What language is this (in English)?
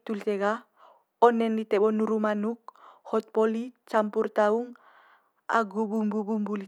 Manggarai